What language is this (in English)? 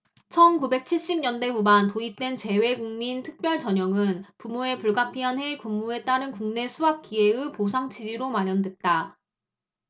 Korean